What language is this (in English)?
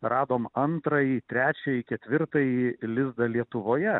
Lithuanian